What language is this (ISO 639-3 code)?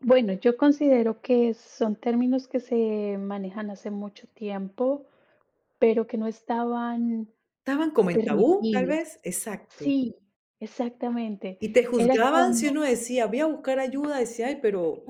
spa